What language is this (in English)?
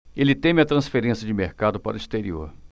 Portuguese